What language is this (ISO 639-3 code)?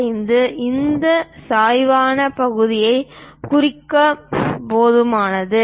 tam